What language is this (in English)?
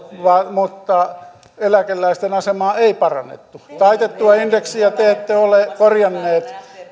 Finnish